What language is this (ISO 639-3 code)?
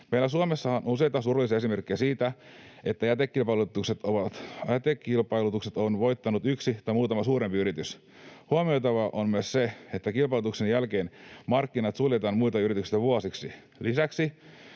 fin